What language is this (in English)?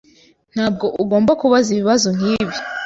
Kinyarwanda